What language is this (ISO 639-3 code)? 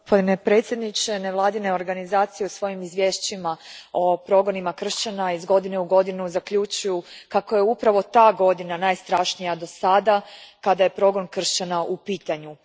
hrv